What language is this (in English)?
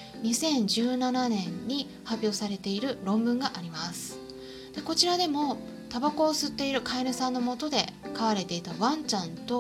Japanese